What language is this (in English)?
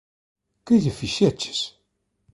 Galician